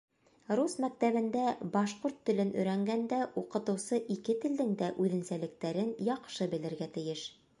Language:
Bashkir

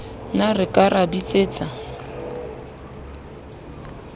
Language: Southern Sotho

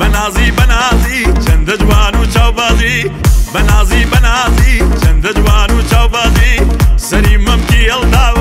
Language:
Persian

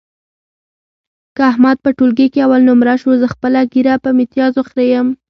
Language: Pashto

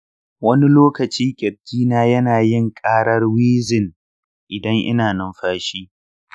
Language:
Hausa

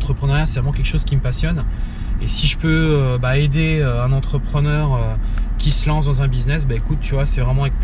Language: French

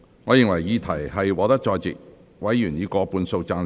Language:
Cantonese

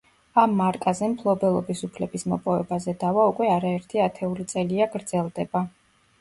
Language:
Georgian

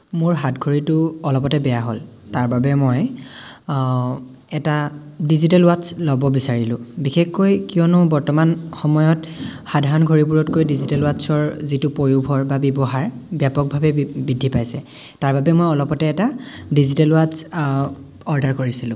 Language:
Assamese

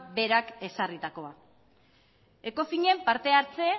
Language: Basque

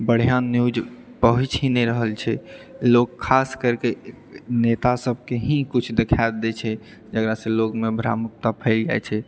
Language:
Maithili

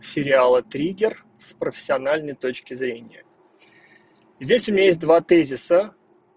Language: Russian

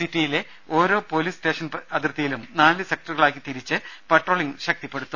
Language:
Malayalam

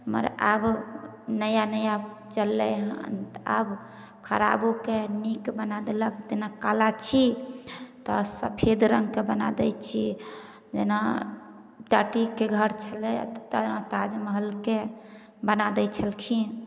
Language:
Maithili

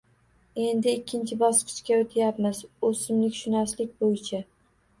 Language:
Uzbek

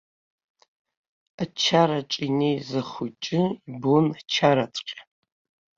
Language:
Abkhazian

